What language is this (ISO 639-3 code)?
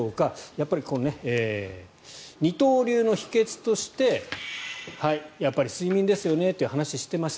jpn